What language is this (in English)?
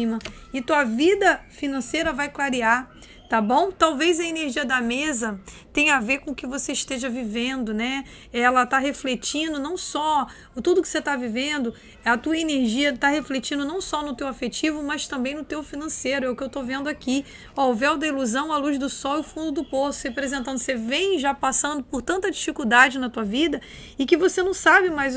Portuguese